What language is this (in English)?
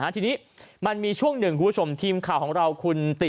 Thai